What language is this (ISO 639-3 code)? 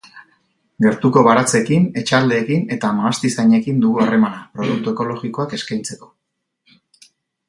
eus